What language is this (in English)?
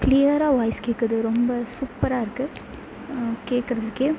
Tamil